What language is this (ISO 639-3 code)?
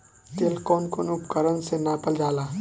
bho